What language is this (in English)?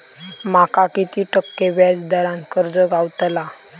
Marathi